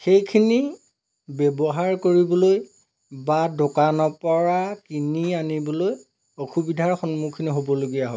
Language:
Assamese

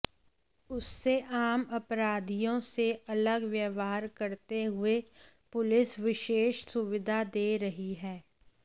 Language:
Hindi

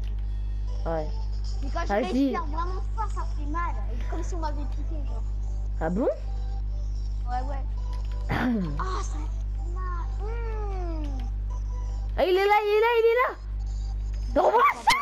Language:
French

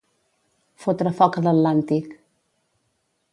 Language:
Catalan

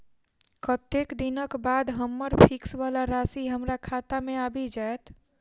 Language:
Maithili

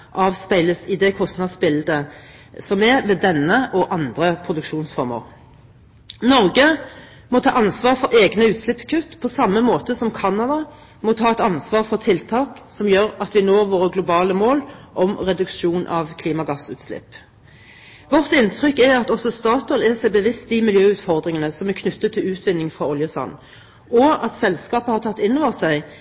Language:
Norwegian Bokmål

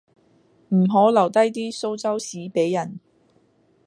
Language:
Cantonese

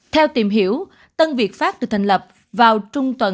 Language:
Vietnamese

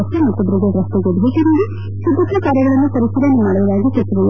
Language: Kannada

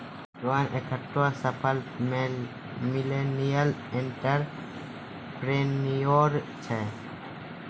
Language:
Maithili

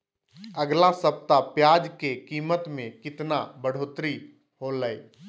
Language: Magahi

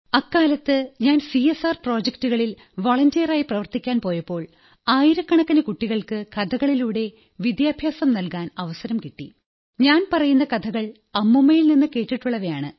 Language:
Malayalam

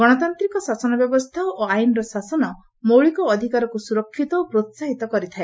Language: Odia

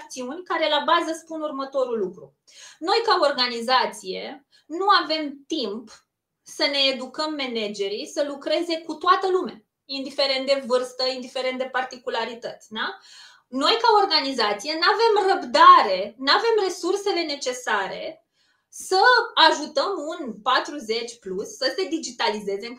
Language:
Romanian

